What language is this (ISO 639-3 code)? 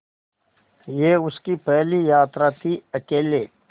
hin